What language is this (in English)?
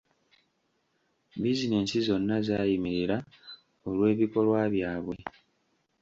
Ganda